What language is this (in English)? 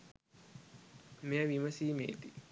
Sinhala